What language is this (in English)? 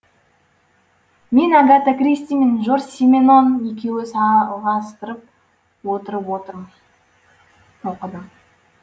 Kazakh